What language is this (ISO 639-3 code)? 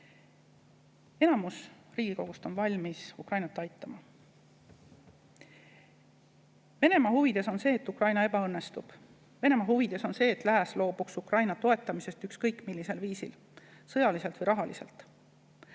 est